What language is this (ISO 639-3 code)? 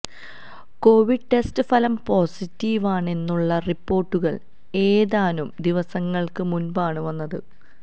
mal